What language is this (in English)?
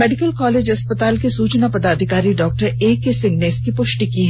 Hindi